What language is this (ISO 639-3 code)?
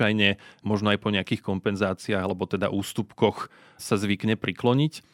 slk